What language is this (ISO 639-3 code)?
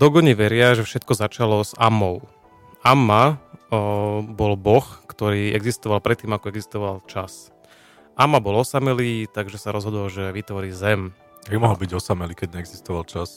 slk